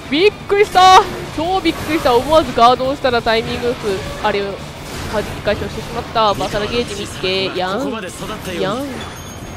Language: Japanese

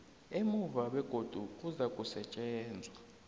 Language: South Ndebele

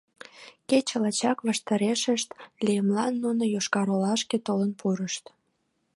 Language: Mari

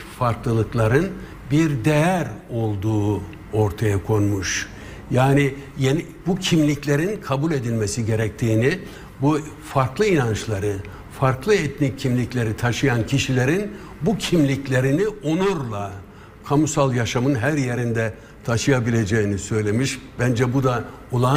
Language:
Turkish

